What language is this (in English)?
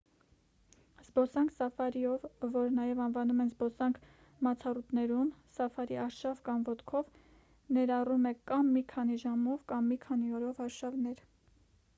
Armenian